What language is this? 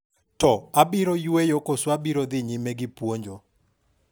Luo (Kenya and Tanzania)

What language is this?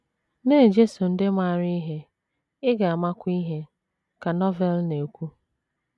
Igbo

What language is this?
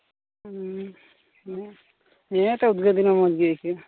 Santali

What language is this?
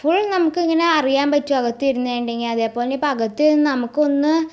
Malayalam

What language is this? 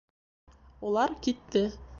Bashkir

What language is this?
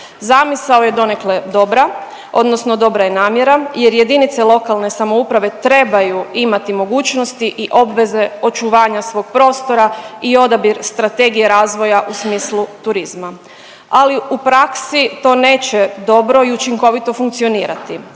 Croatian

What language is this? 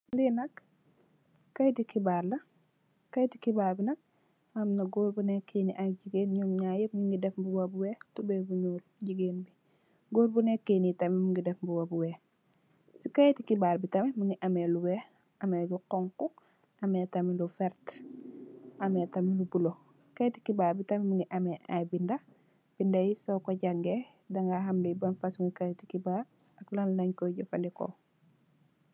Wolof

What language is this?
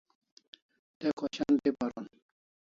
Kalasha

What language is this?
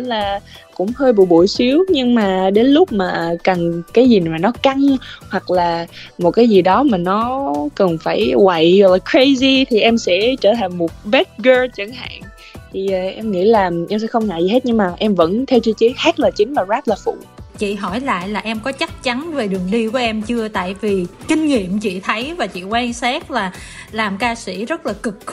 Vietnamese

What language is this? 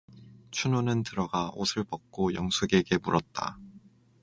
Korean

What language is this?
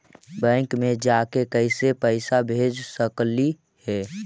Magahi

